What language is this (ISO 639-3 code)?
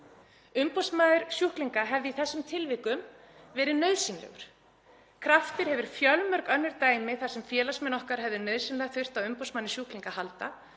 isl